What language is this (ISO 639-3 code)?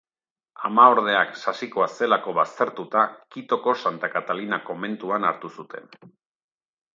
eus